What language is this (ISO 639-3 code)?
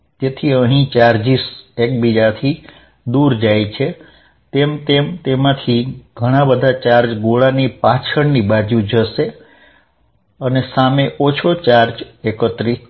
guj